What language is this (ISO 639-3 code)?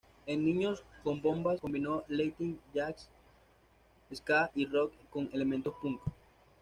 spa